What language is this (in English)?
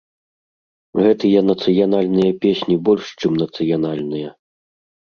Belarusian